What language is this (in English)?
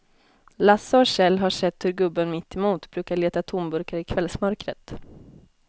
Swedish